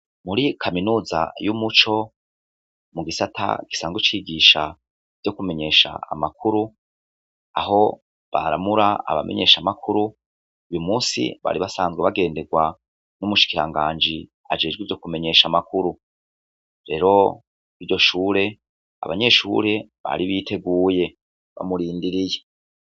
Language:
Rundi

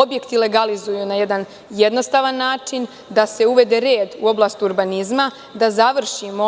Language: Serbian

